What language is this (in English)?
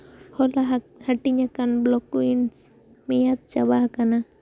Santali